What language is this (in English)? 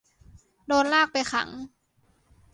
Thai